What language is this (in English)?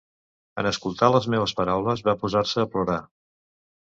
Catalan